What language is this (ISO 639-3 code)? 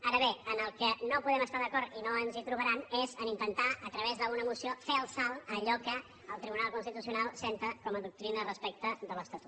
cat